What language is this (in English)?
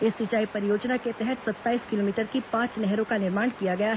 Hindi